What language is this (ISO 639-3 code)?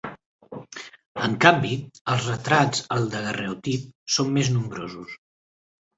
cat